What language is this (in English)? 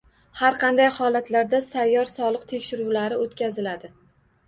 Uzbek